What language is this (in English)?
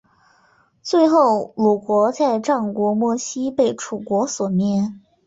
Chinese